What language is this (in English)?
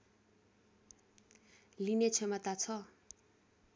Nepali